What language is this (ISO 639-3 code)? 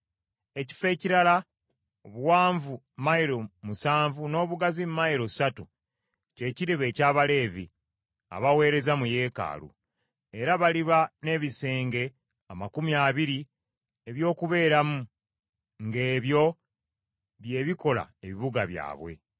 lug